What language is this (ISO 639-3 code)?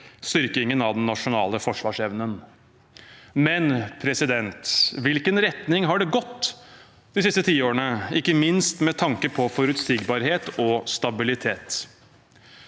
nor